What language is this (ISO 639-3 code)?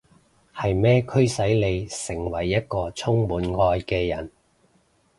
yue